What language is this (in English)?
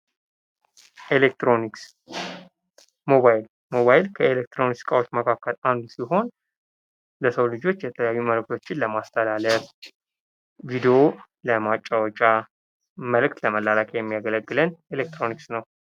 Amharic